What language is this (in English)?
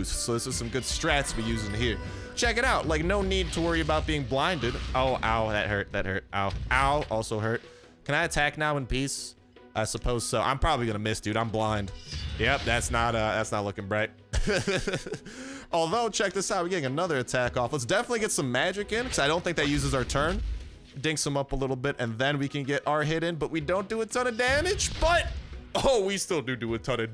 English